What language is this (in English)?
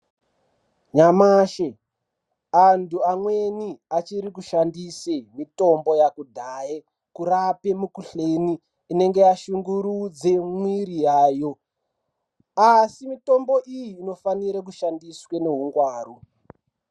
Ndau